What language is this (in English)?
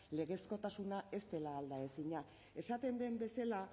Basque